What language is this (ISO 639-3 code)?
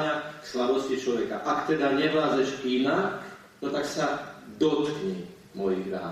slk